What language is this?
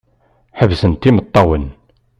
Kabyle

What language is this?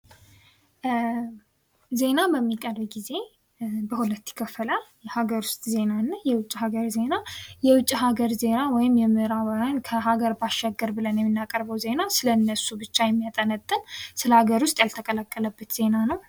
Amharic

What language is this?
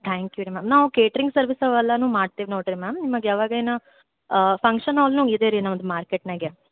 Kannada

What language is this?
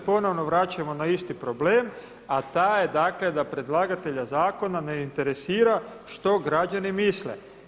Croatian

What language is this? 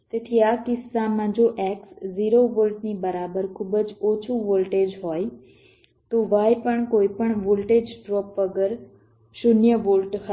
Gujarati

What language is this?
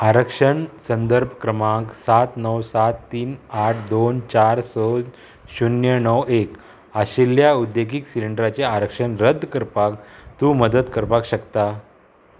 Konkani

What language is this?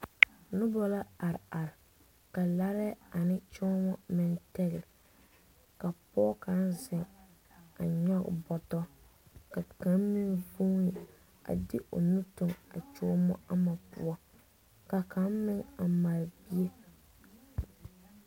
Southern Dagaare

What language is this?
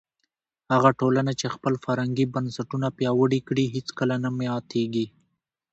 Pashto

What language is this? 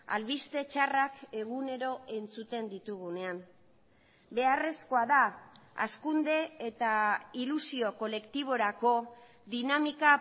Basque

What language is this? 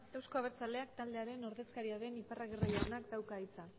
Basque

